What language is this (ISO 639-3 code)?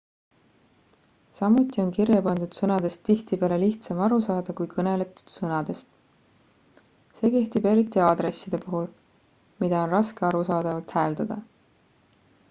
est